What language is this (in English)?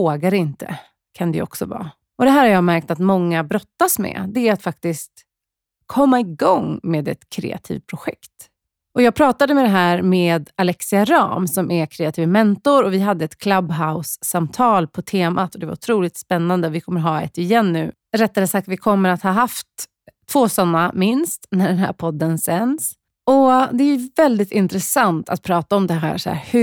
Swedish